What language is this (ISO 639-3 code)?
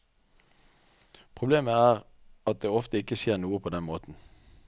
nor